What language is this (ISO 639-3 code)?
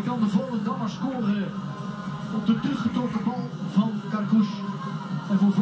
nld